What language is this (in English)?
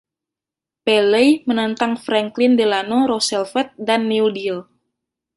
Indonesian